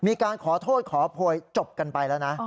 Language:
Thai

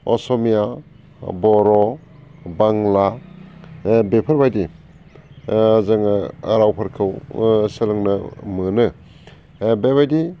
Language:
Bodo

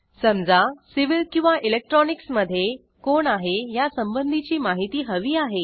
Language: Marathi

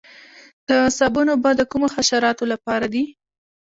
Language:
Pashto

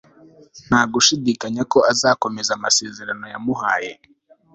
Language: Kinyarwanda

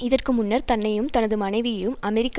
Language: Tamil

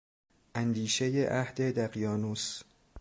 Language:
Persian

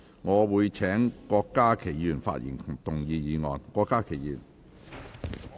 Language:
Cantonese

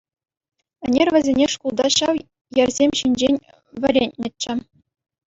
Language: Chuvash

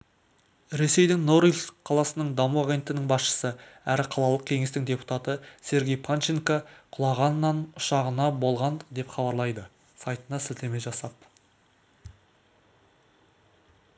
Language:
Kazakh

